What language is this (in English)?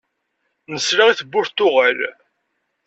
Kabyle